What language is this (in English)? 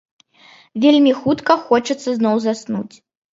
Belarusian